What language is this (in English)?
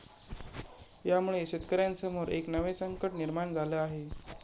Marathi